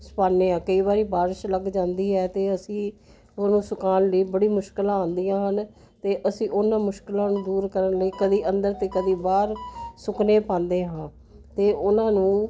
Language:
Punjabi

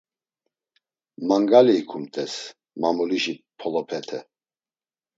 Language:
Laz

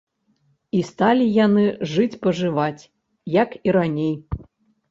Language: Belarusian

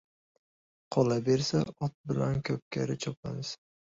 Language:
Uzbek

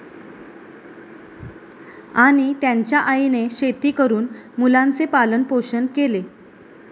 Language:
Marathi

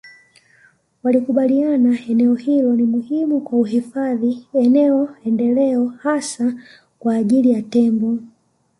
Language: Swahili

